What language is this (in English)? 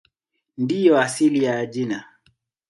Swahili